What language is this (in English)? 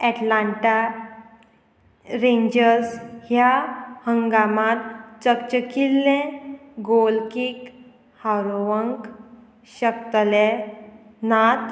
Konkani